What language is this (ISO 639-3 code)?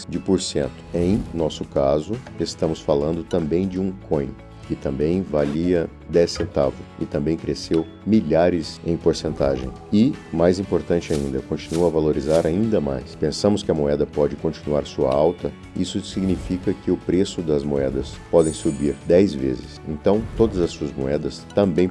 por